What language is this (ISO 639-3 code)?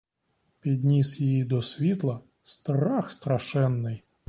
ukr